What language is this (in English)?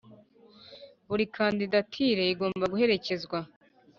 Kinyarwanda